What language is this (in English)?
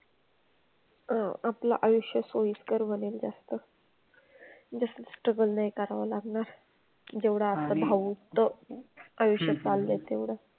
Marathi